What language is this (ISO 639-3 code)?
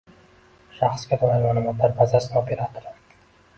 uzb